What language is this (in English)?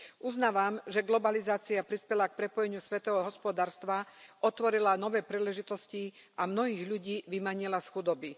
Slovak